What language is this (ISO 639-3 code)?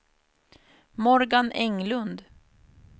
swe